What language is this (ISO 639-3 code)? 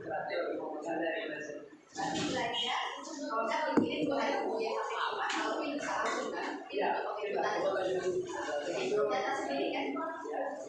ind